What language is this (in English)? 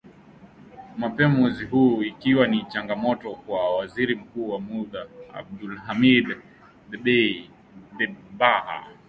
Swahili